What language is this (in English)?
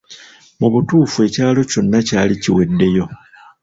Ganda